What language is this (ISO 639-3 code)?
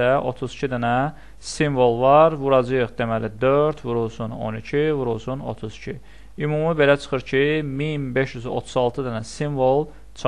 tur